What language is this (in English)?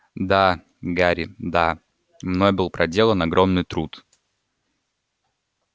Russian